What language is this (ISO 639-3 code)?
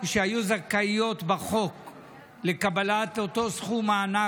heb